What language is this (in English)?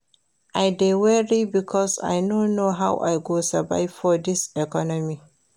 Nigerian Pidgin